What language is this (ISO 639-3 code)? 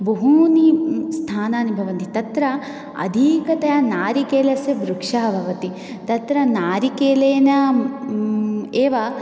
san